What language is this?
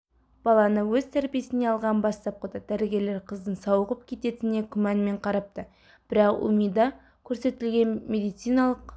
Kazakh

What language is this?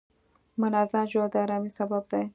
Pashto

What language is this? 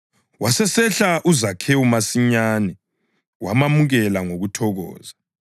North Ndebele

